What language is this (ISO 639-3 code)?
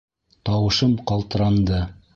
bak